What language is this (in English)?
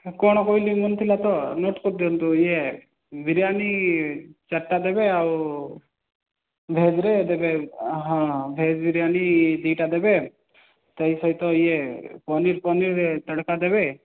Odia